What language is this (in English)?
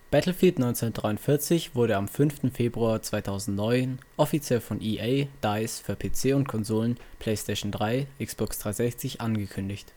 German